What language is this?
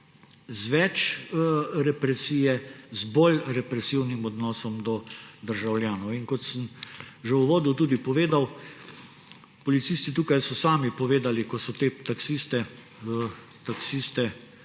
Slovenian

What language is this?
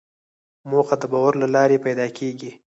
Pashto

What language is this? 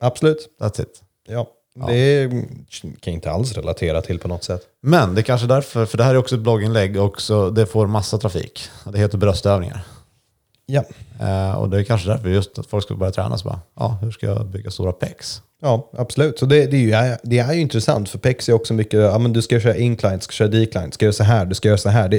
Swedish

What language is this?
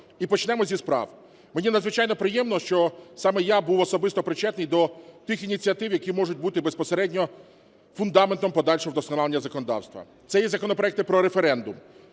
Ukrainian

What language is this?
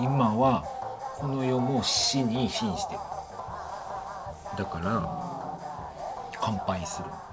Japanese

